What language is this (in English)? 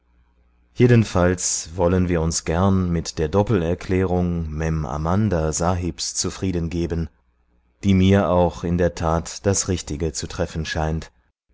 German